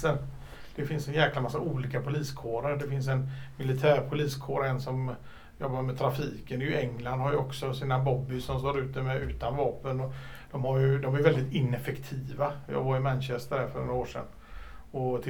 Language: Swedish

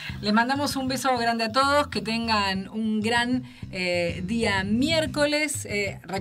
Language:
Spanish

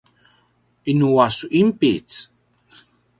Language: Paiwan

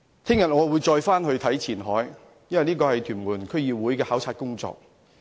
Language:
Cantonese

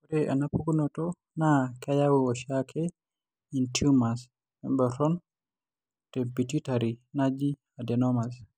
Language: Masai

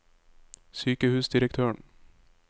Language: Norwegian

